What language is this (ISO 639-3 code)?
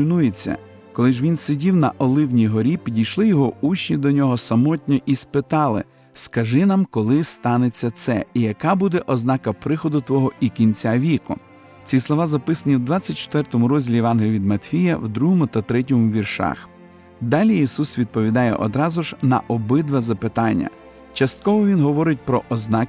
ukr